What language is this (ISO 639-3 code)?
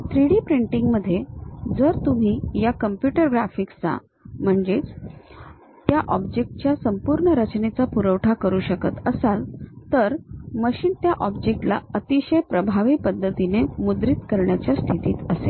mar